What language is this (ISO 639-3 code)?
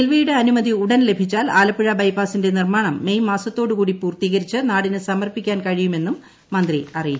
mal